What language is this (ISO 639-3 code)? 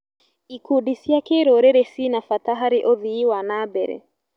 kik